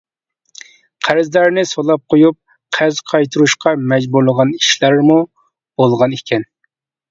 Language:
Uyghur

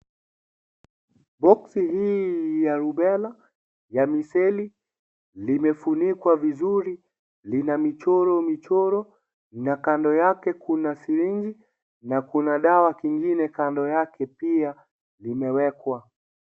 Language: Swahili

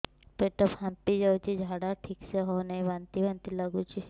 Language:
Odia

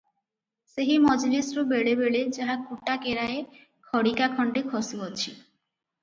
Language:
Odia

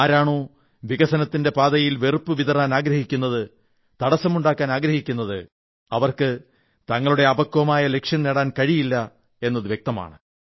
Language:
Malayalam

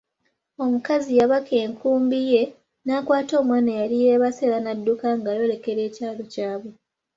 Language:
Ganda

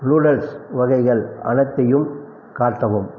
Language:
Tamil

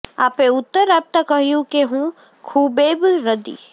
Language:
Gujarati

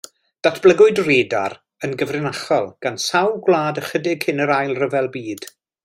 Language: Welsh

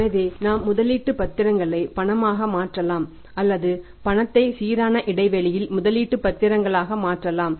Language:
Tamil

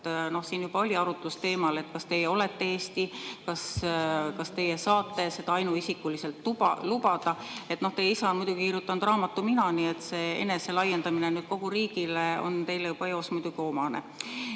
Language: Estonian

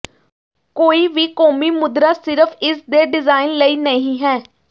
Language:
Punjabi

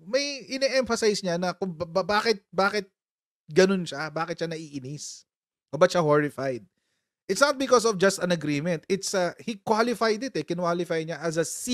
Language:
Filipino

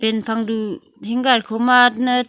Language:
Wancho Naga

